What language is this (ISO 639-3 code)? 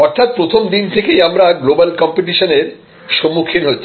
ben